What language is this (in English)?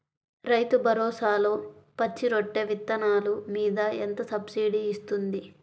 Telugu